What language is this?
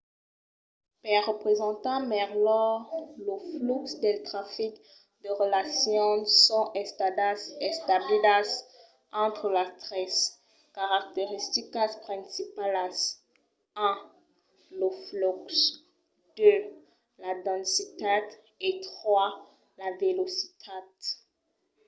Occitan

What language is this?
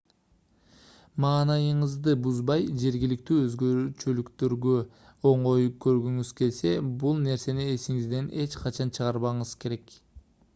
Kyrgyz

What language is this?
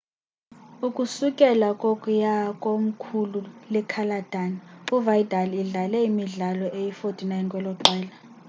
Xhosa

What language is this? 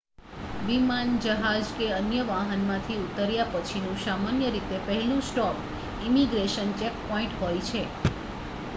Gujarati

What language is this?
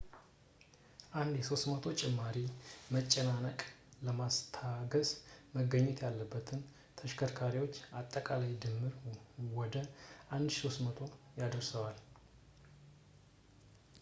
Amharic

